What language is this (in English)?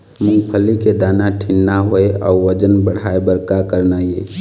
Chhattisgarhi